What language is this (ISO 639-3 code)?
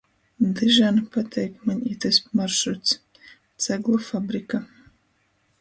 ltg